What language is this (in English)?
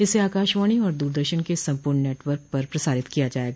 Hindi